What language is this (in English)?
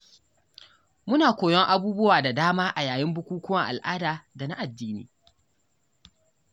Hausa